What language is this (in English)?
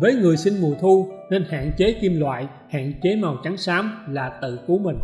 Vietnamese